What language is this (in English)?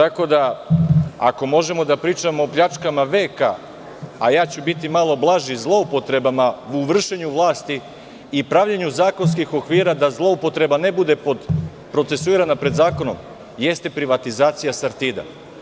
Serbian